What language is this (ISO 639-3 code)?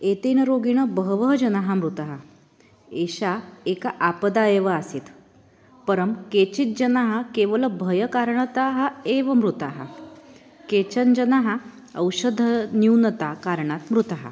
san